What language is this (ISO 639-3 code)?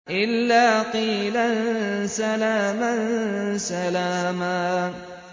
ara